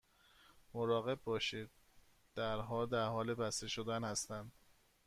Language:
Persian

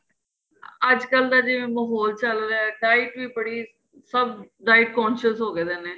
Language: Punjabi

